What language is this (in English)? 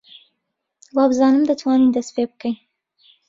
Central Kurdish